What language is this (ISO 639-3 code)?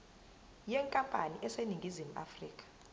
zul